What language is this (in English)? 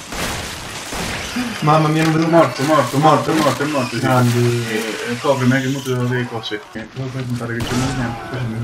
Italian